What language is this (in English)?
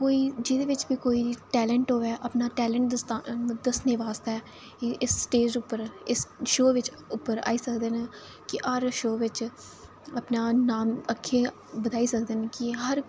Dogri